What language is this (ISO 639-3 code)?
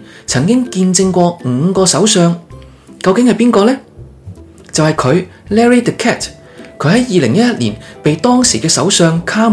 zho